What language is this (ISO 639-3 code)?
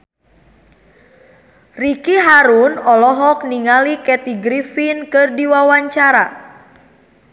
sun